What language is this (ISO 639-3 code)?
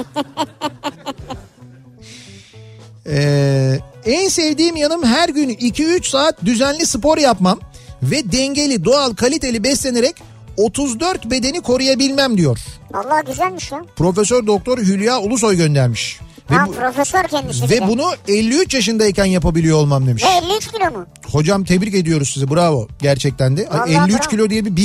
tur